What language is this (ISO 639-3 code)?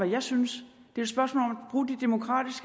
dan